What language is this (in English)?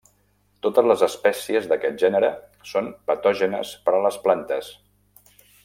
Catalan